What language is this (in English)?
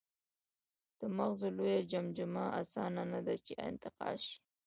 Pashto